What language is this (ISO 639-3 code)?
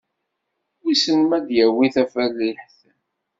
kab